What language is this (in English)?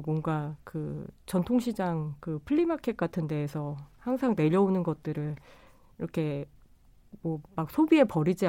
Korean